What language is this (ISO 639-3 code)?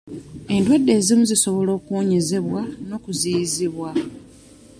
lug